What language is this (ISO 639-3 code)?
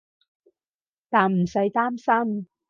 yue